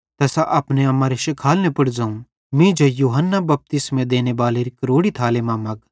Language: Bhadrawahi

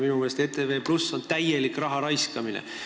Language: Estonian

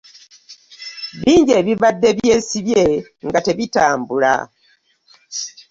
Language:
Ganda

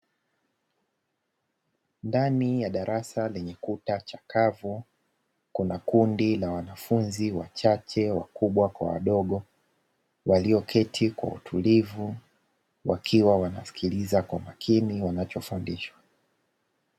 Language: Swahili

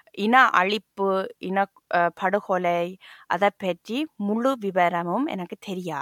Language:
Tamil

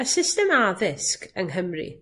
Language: Welsh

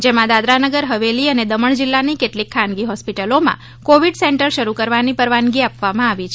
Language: Gujarati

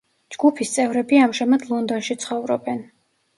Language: Georgian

